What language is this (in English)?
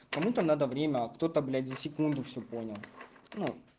Russian